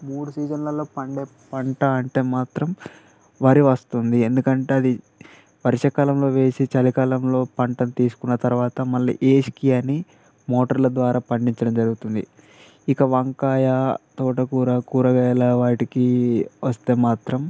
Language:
Telugu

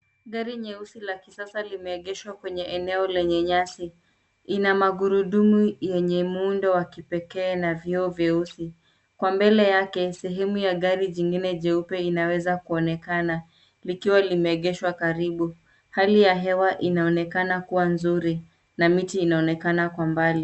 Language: Swahili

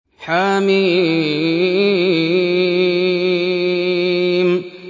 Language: Arabic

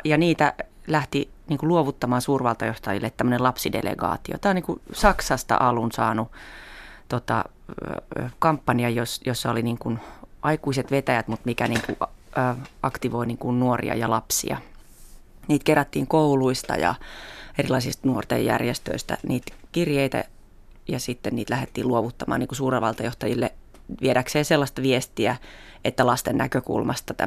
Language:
Finnish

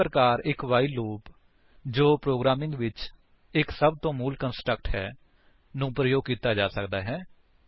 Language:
Punjabi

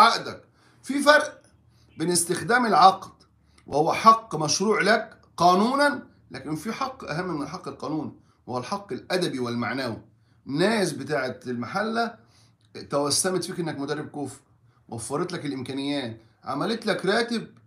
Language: Arabic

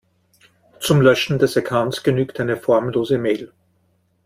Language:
German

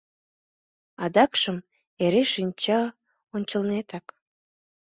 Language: Mari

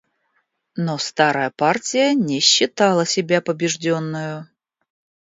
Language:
Russian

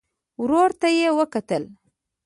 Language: Pashto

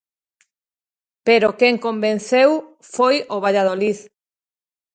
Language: Galician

